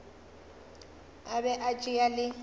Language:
Northern Sotho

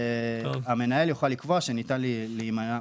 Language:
Hebrew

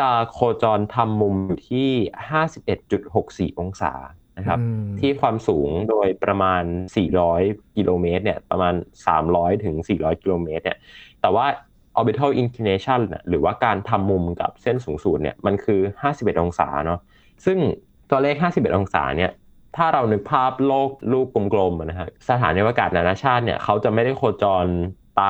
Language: Thai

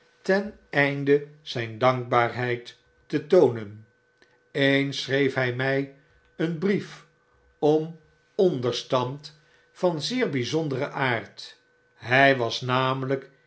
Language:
Dutch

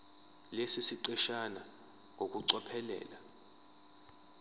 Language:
Zulu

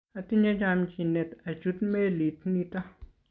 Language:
Kalenjin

